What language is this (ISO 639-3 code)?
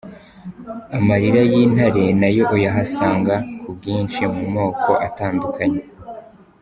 kin